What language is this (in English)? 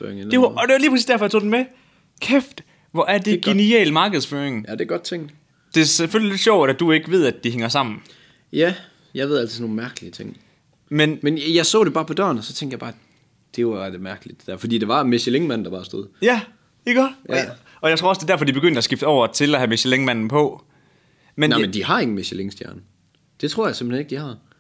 Danish